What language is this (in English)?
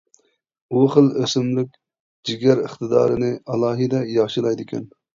Uyghur